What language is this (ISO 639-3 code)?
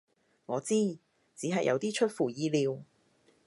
yue